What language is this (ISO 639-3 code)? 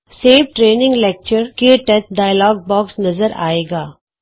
pan